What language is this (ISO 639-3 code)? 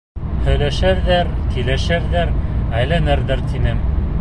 bak